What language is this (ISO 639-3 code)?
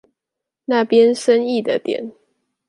zho